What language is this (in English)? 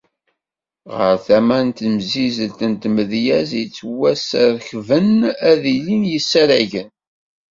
Kabyle